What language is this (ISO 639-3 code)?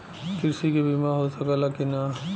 bho